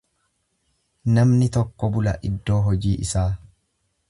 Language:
Oromo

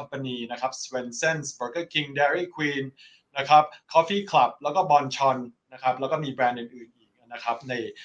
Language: Thai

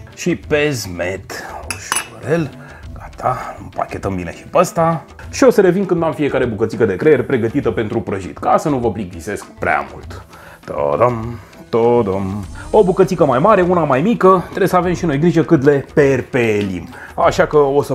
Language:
Romanian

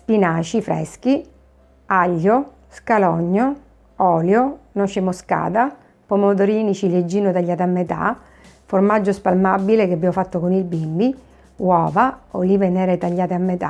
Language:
Italian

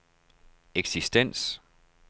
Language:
Danish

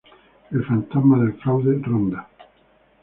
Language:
Spanish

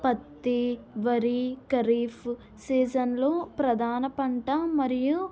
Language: Telugu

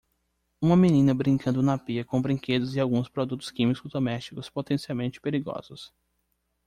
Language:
Portuguese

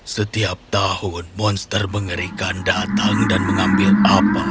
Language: Indonesian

